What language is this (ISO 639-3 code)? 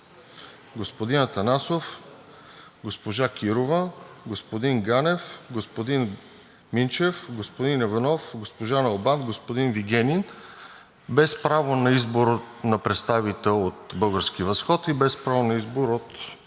bul